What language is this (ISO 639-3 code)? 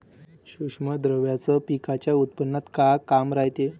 mar